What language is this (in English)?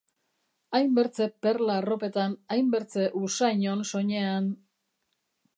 Basque